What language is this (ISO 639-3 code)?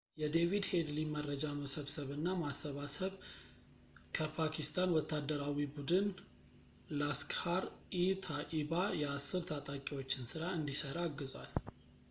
amh